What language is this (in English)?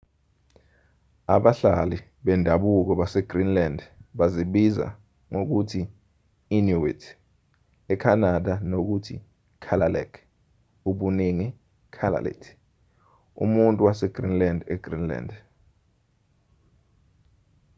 Zulu